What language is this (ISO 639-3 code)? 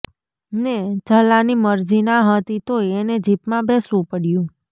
guj